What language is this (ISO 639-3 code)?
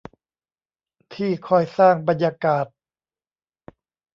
tha